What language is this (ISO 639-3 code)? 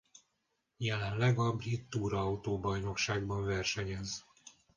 hun